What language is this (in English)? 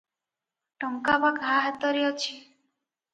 Odia